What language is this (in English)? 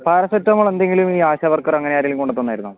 Malayalam